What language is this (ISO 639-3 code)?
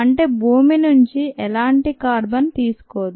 tel